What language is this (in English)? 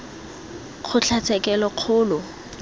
Tswana